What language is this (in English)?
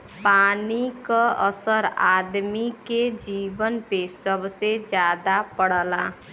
Bhojpuri